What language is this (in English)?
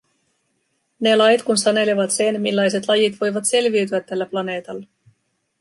Finnish